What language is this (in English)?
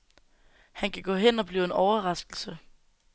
Danish